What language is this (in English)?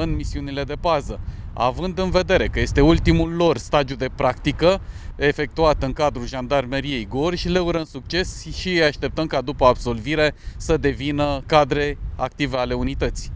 Romanian